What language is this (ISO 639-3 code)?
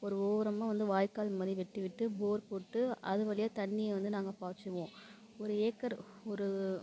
tam